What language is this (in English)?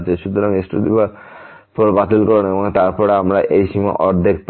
Bangla